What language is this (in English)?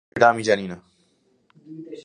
Bangla